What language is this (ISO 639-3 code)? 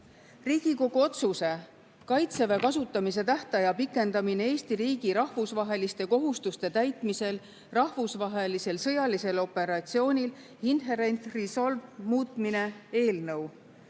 est